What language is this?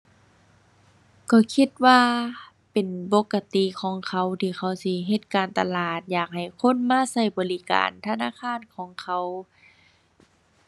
Thai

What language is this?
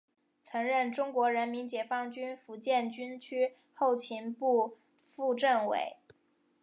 Chinese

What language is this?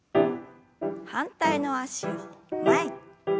Japanese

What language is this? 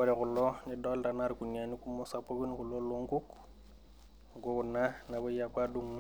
Masai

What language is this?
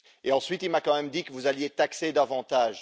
French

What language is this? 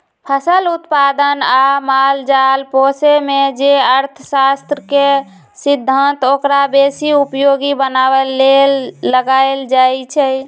Magahi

